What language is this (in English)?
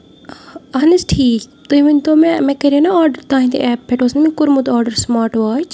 Kashmiri